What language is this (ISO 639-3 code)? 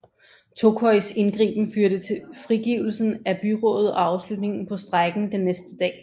dan